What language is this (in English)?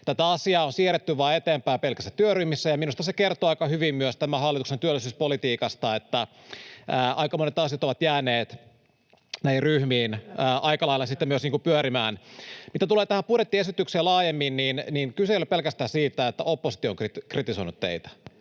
Finnish